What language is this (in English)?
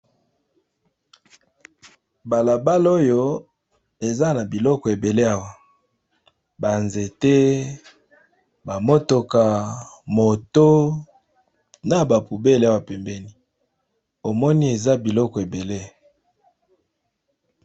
Lingala